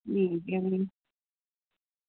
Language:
Dogri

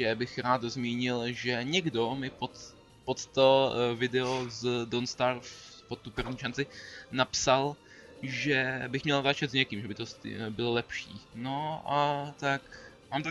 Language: Czech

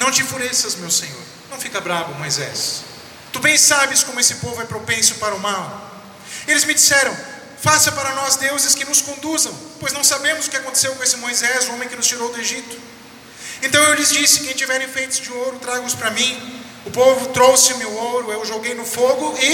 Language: Portuguese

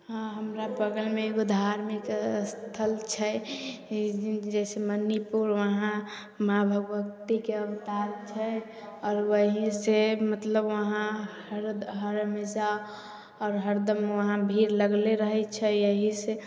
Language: Maithili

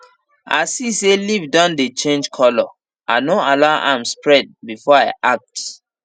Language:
Nigerian Pidgin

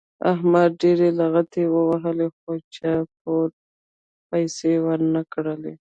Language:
Pashto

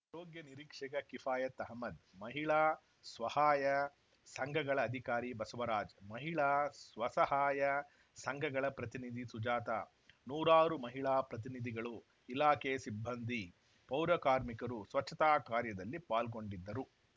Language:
Kannada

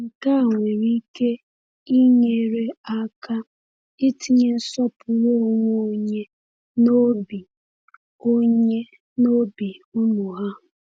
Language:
Igbo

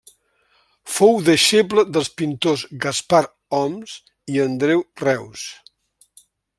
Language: Catalan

